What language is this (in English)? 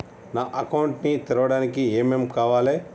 Telugu